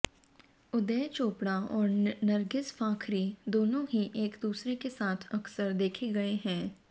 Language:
Hindi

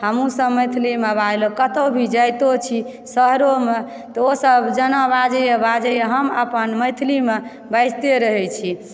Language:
Maithili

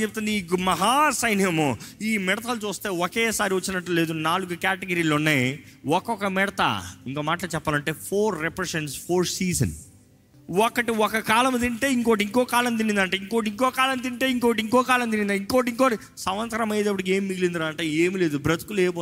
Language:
Telugu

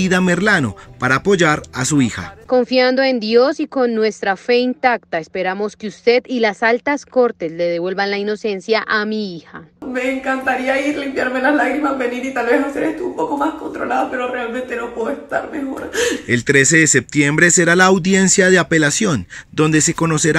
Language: Spanish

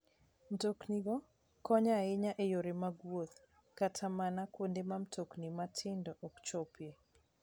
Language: Luo (Kenya and Tanzania)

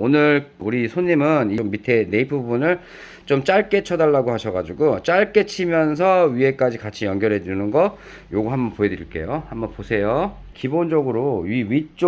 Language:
Korean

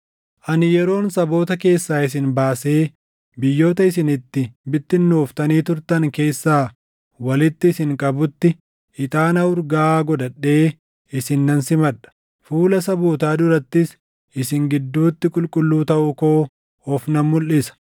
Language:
Oromo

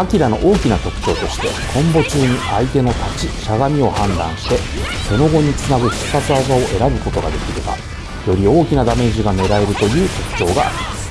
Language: Japanese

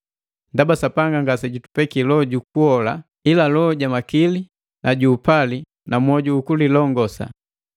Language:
Matengo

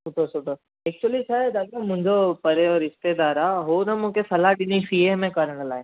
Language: Sindhi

